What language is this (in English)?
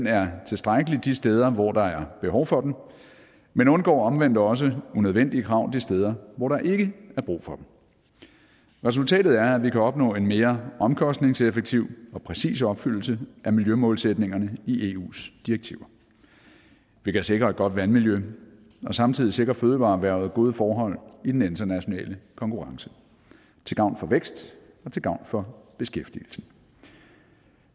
Danish